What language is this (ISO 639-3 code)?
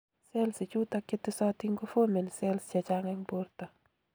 kln